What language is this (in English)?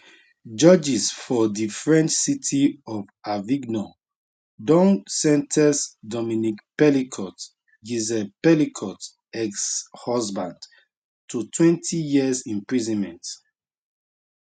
Nigerian Pidgin